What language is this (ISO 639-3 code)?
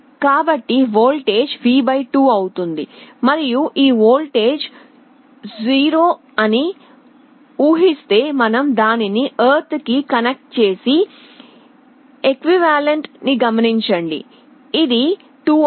tel